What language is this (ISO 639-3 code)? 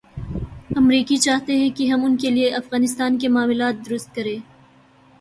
urd